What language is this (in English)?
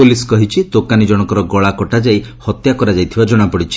Odia